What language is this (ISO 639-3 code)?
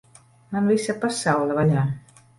lav